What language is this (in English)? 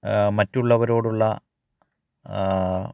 Malayalam